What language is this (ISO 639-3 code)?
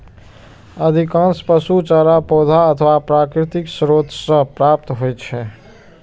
mai